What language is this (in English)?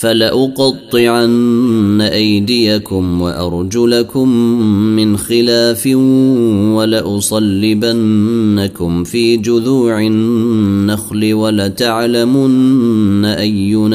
Arabic